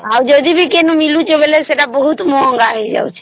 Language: Odia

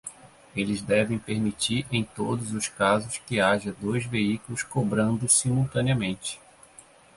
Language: Portuguese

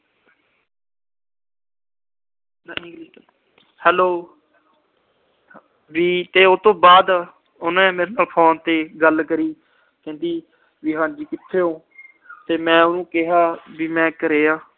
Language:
Punjabi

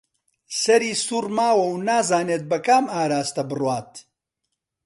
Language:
Central Kurdish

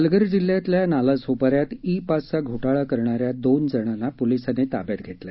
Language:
Marathi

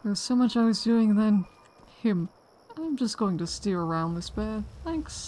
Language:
English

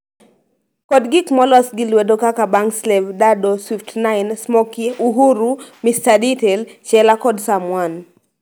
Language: Luo (Kenya and Tanzania)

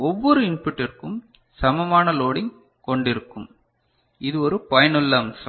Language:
Tamil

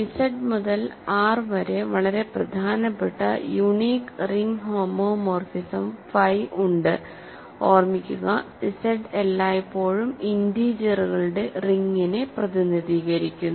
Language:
Malayalam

